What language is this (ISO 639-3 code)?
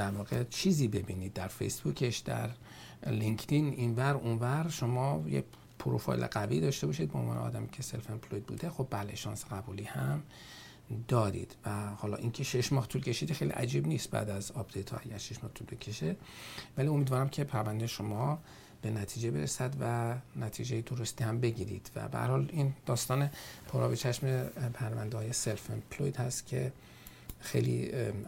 fas